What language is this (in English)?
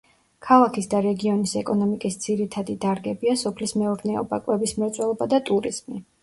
Georgian